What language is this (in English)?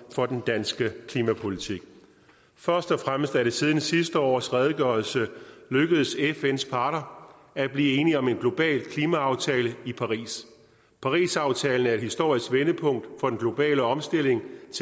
Danish